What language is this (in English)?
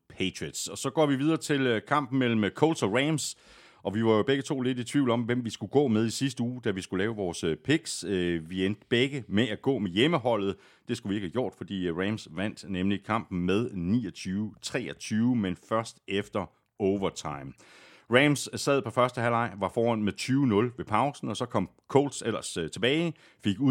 Danish